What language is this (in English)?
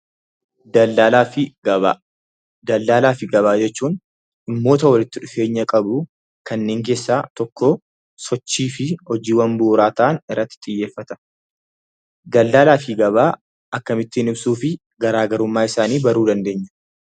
Oromo